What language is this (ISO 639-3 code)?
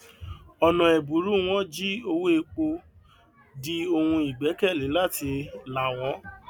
yor